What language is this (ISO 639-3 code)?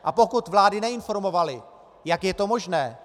ces